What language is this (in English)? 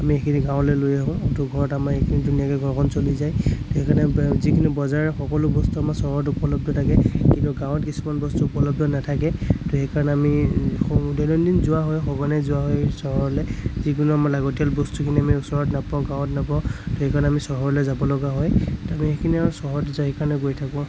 Assamese